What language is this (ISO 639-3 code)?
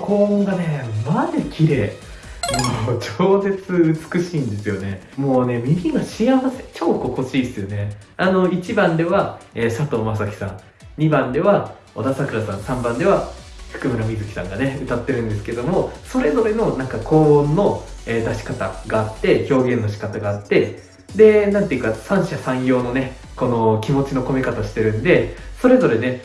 jpn